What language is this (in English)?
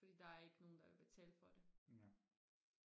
Danish